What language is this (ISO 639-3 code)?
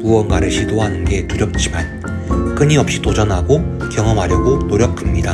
kor